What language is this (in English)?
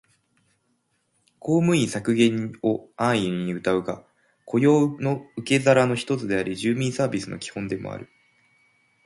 Japanese